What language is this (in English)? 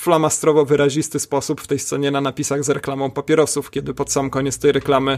Polish